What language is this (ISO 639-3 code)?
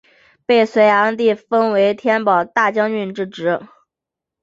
zho